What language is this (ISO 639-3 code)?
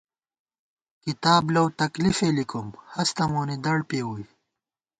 gwt